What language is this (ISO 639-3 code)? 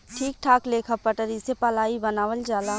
bho